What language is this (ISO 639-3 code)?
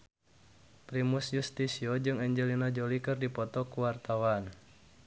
sun